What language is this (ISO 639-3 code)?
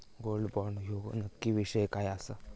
mar